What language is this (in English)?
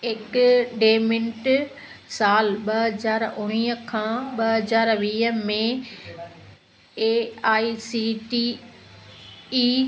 Sindhi